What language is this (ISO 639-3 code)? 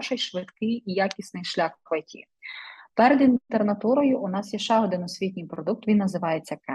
ukr